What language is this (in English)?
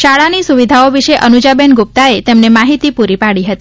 Gujarati